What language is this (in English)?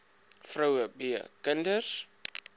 Afrikaans